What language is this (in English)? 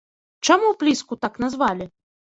Belarusian